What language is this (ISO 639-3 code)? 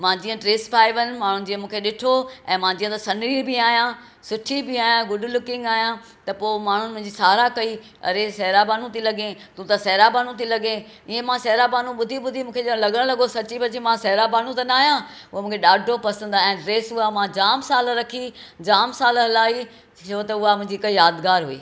snd